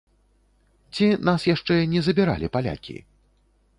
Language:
Belarusian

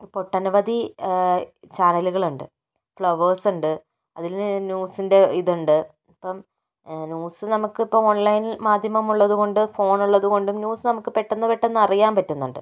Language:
Malayalam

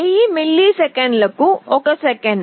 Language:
Telugu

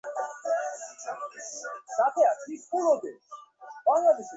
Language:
Bangla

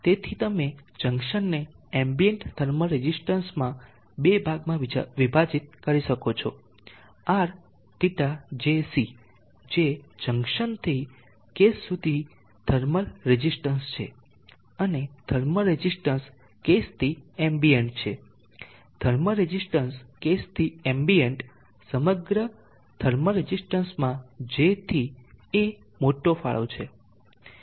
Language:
Gujarati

